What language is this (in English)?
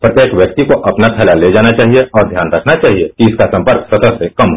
Hindi